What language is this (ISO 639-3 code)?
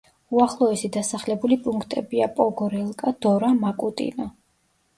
kat